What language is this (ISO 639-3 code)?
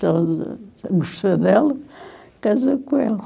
por